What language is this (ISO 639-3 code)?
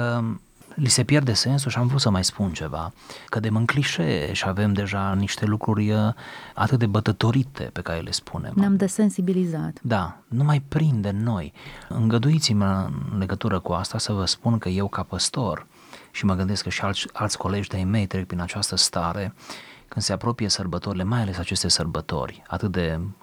ron